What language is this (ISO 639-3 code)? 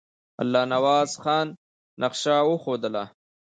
pus